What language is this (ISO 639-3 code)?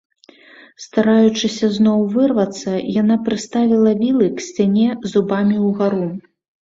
bel